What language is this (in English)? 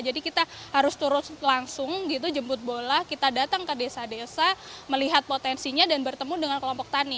Indonesian